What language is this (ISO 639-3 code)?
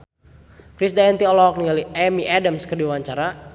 sun